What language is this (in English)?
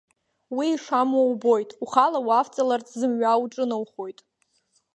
Abkhazian